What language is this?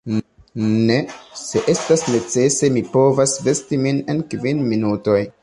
Esperanto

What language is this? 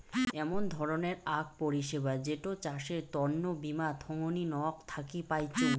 Bangla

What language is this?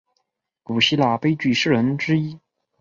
Chinese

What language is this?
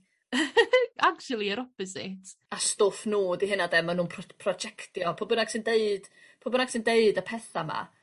Welsh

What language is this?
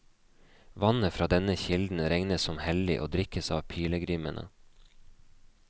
Norwegian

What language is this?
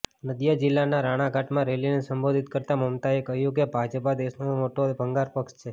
Gujarati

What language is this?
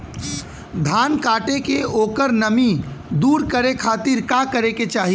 Bhojpuri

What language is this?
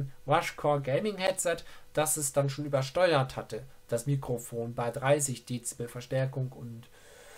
German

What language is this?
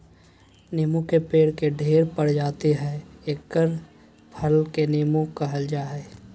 Magahi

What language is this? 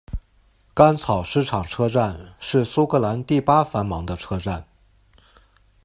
Chinese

